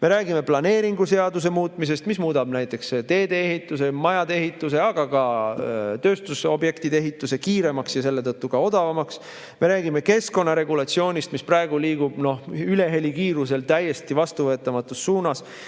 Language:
Estonian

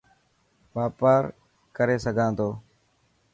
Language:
Dhatki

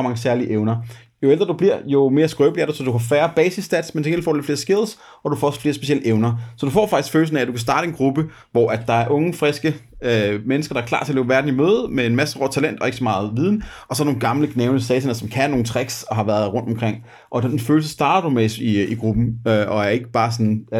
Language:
Danish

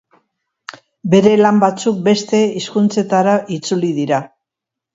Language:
Basque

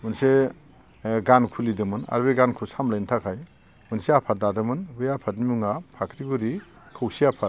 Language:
Bodo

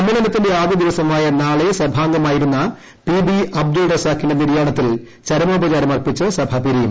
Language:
Malayalam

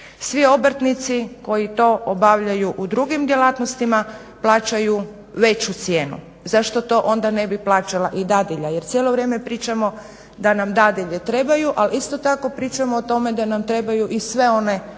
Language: Croatian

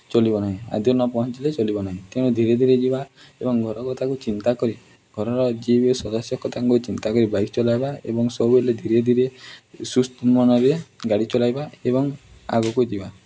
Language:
Odia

